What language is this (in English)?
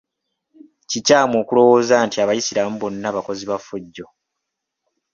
Ganda